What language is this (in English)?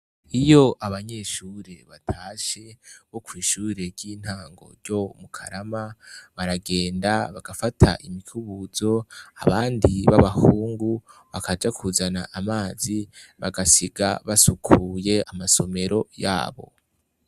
Rundi